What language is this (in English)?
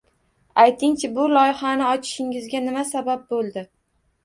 Uzbek